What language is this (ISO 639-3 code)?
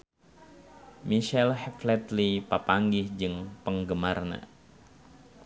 sun